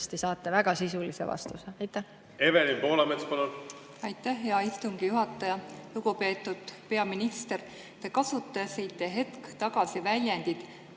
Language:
Estonian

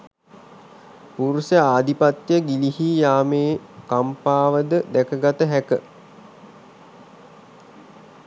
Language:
Sinhala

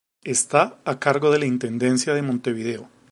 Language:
Spanish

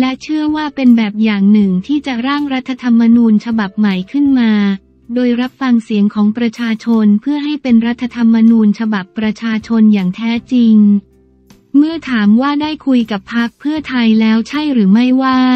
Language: Thai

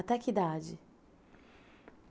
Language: Portuguese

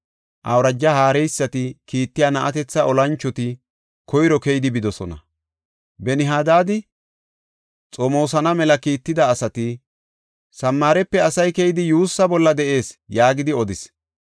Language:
Gofa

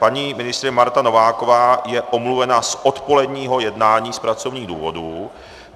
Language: Czech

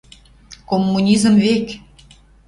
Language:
Western Mari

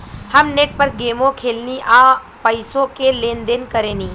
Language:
Bhojpuri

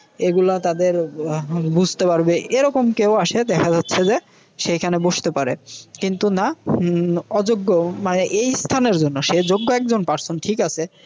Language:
Bangla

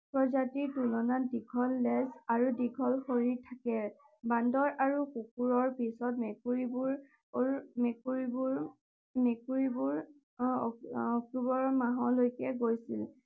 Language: Assamese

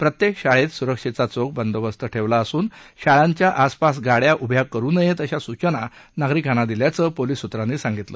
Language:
Marathi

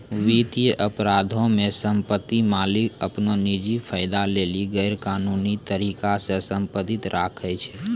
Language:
Maithili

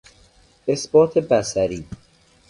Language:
Persian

